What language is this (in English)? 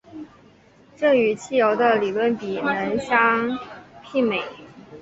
Chinese